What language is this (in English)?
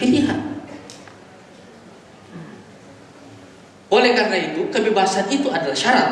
Indonesian